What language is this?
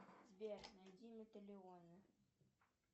Russian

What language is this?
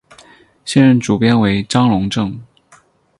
Chinese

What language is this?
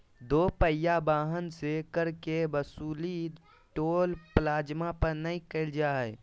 Magahi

